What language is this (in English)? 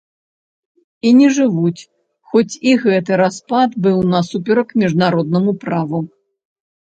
Belarusian